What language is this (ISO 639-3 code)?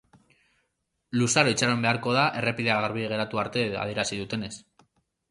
eus